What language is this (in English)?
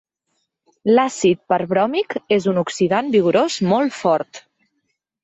Catalan